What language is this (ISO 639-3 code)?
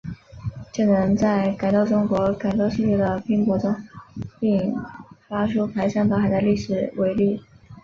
zho